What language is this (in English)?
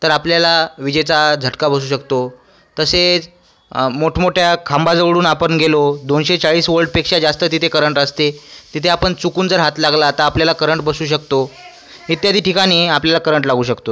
Marathi